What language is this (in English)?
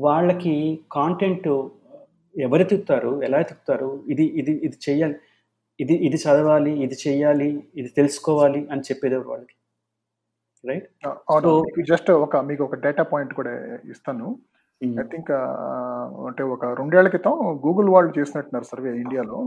Telugu